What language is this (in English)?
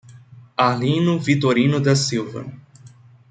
Portuguese